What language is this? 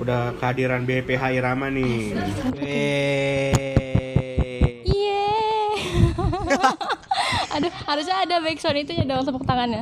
Indonesian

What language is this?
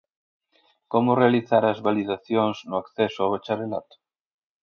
Galician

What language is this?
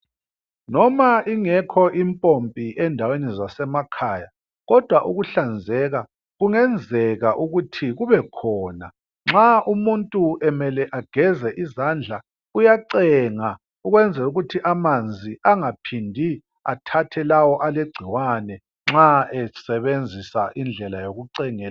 North Ndebele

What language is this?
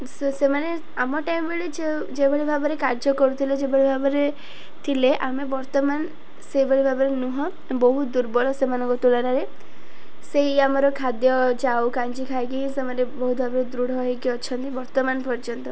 Odia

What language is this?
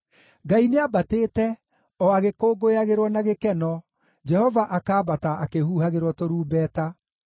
Kikuyu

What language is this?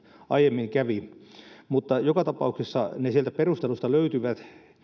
Finnish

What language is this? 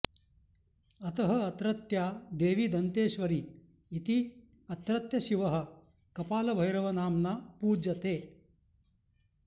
Sanskrit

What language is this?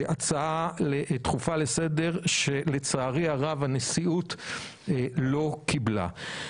Hebrew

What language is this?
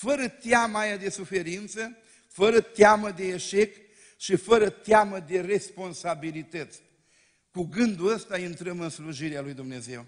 Romanian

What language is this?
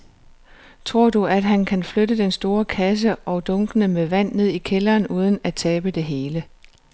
Danish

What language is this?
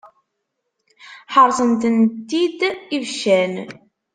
Kabyle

